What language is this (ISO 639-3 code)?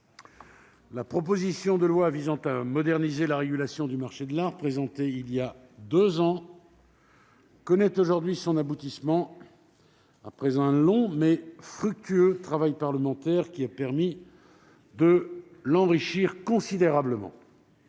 fra